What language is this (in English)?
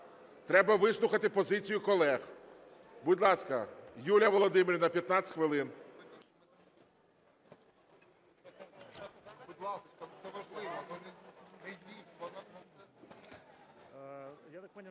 Ukrainian